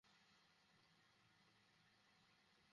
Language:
Bangla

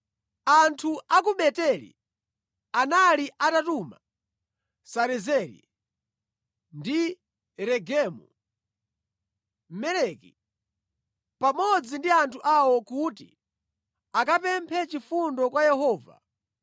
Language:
Nyanja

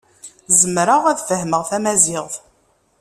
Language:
Kabyle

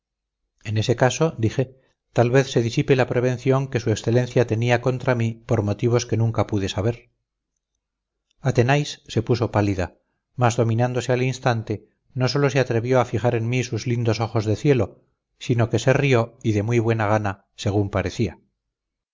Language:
Spanish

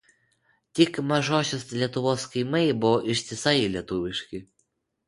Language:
Lithuanian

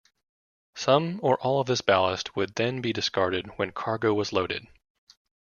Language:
English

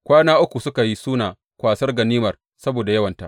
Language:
Hausa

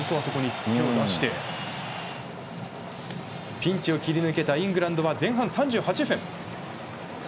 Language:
Japanese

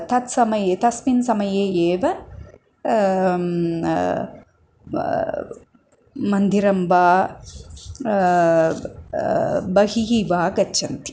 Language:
Sanskrit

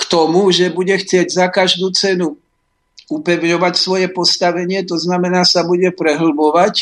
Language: Slovak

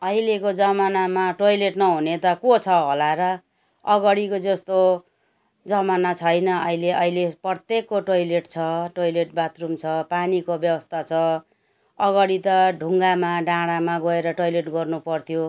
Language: Nepali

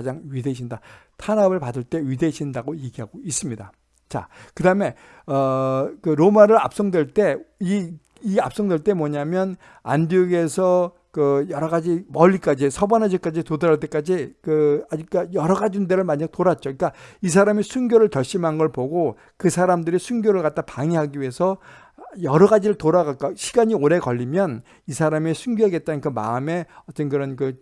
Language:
Korean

